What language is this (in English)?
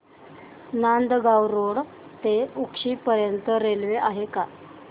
Marathi